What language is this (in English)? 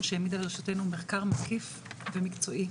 Hebrew